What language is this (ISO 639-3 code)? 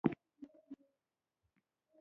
pus